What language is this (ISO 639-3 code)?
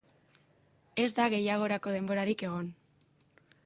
eus